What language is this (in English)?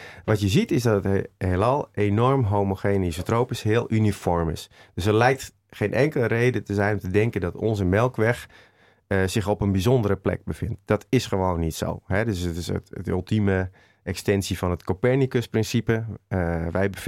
Dutch